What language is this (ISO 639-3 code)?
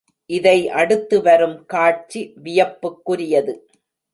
tam